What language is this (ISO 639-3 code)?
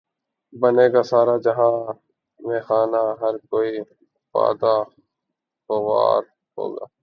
urd